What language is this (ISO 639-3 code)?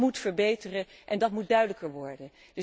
nld